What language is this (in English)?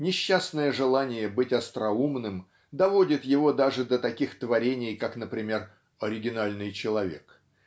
Russian